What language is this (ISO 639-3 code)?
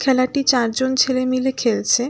ben